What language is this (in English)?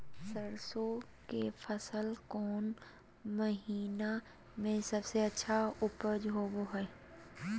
Magahi